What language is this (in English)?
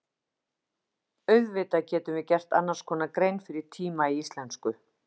Icelandic